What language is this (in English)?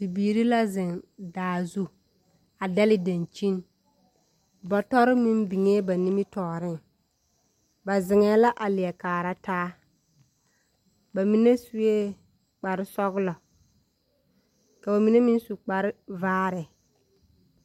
Southern Dagaare